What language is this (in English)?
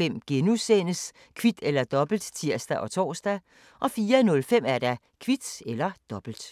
Danish